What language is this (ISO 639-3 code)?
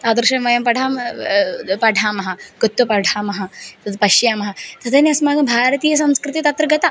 san